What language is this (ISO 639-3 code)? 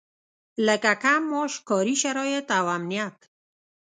pus